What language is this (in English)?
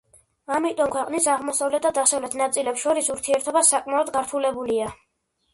Georgian